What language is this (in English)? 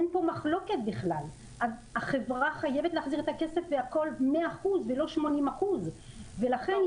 Hebrew